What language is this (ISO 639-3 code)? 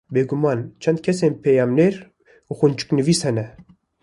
kur